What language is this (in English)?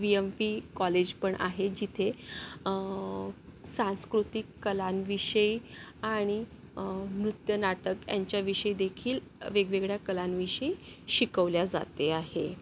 Marathi